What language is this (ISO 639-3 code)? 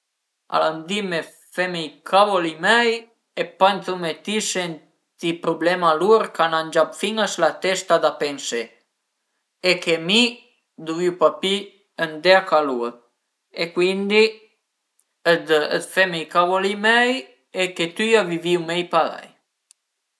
pms